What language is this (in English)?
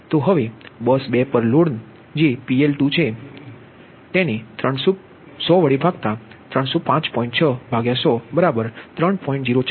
Gujarati